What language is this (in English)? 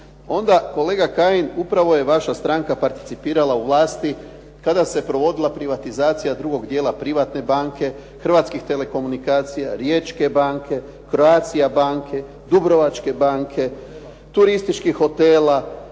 Croatian